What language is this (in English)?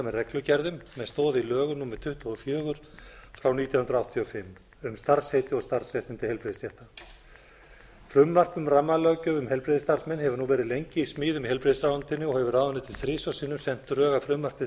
Icelandic